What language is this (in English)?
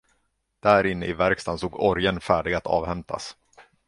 Swedish